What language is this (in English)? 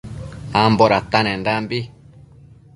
Matsés